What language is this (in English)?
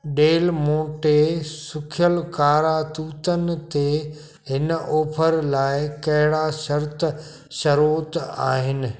Sindhi